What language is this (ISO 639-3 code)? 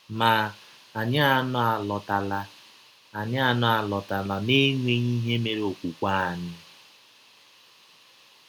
ibo